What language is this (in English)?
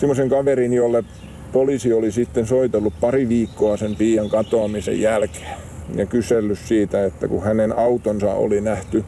Finnish